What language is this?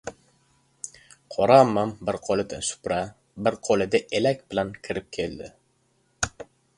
Uzbek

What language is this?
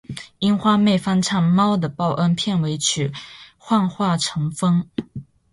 Chinese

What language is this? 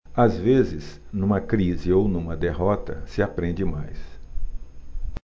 Portuguese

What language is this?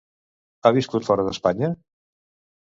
Catalan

